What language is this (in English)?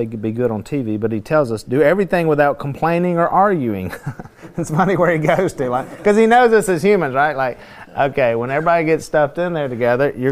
English